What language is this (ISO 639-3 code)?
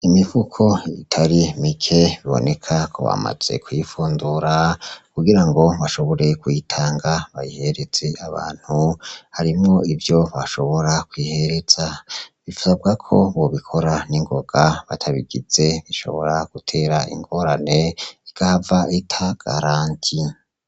run